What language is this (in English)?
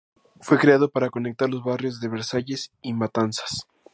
Spanish